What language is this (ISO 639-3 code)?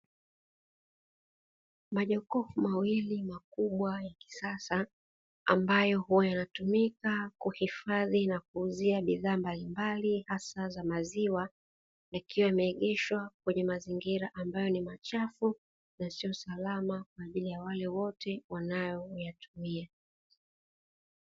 swa